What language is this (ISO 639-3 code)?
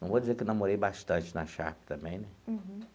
por